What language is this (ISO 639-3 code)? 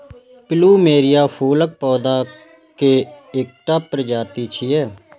mai